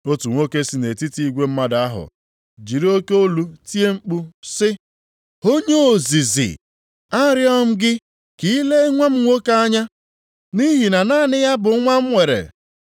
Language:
Igbo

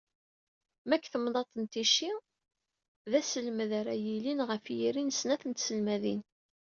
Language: Kabyle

